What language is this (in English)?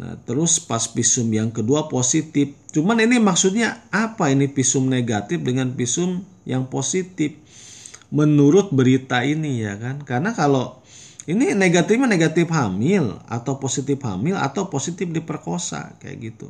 Indonesian